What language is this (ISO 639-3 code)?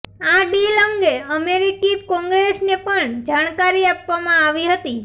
guj